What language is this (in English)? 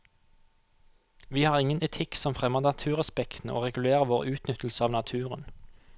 Norwegian